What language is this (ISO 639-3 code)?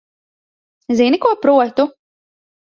lav